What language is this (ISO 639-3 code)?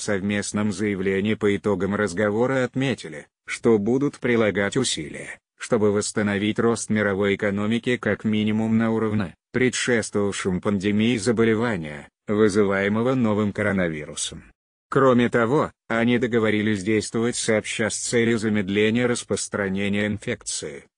rus